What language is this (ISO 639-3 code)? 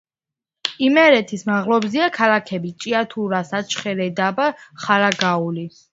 kat